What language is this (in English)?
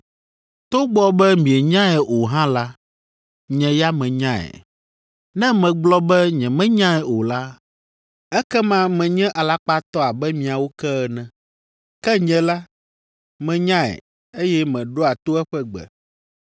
Ewe